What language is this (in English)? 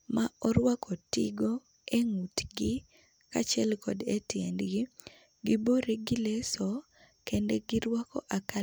Luo (Kenya and Tanzania)